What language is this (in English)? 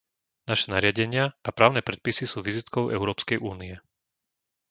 Slovak